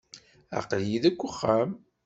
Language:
Kabyle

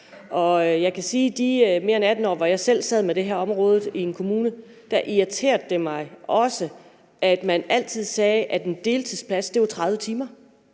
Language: Danish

